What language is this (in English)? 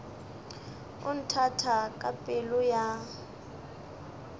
Northern Sotho